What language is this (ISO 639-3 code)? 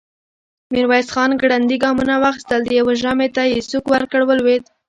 pus